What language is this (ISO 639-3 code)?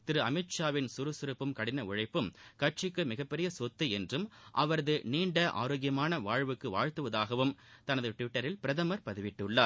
tam